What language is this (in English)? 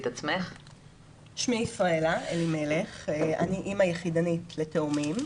Hebrew